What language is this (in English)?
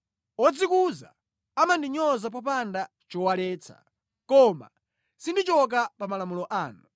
Nyanja